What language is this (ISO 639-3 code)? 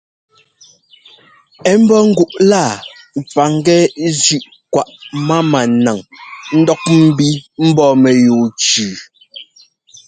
jgo